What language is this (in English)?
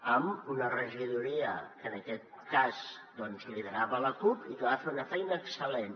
Catalan